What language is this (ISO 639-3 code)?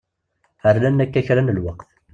kab